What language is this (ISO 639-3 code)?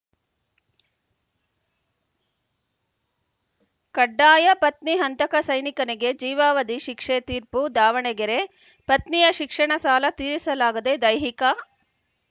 kan